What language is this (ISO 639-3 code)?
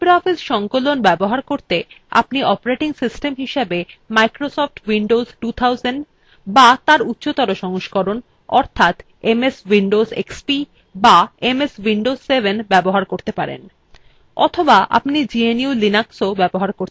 ben